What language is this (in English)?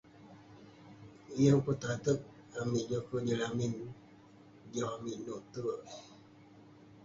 Western Penan